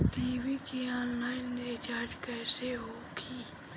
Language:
Bhojpuri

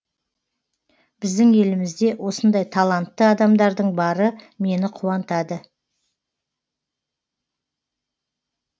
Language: Kazakh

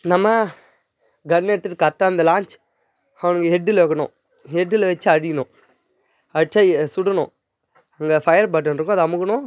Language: Tamil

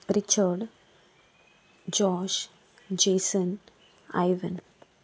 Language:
Konkani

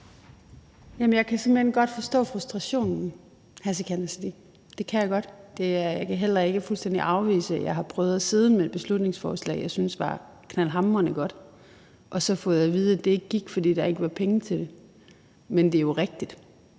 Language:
Danish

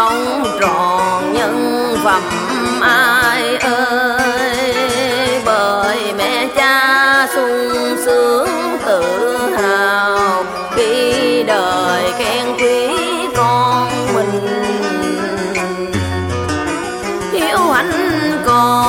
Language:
Vietnamese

